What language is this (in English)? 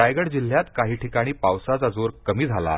Marathi